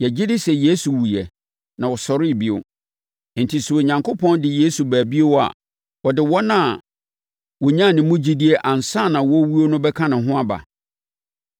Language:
Akan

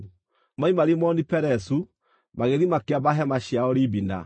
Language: Kikuyu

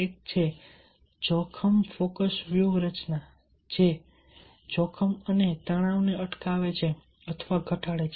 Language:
Gujarati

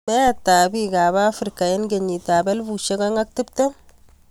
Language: Kalenjin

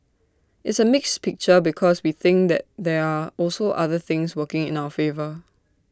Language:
English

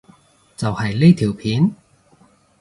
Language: Cantonese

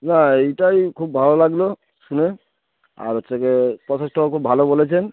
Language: Bangla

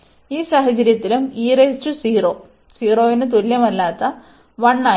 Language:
Malayalam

